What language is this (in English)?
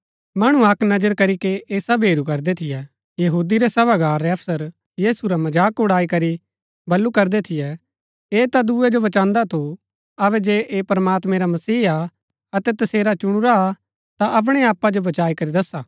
Gaddi